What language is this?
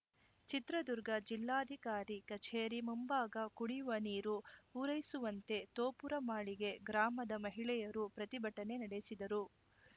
Kannada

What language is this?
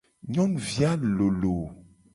Gen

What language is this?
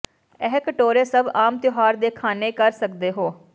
Punjabi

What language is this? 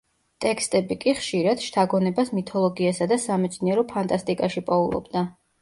Georgian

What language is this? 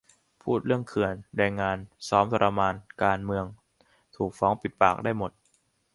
Thai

